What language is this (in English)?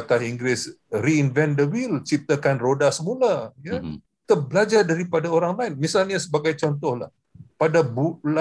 Malay